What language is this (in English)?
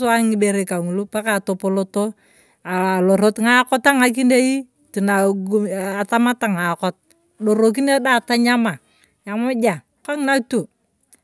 Turkana